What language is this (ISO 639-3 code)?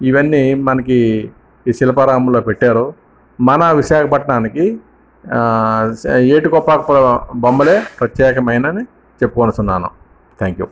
tel